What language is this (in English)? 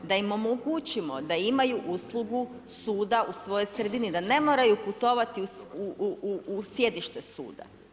Croatian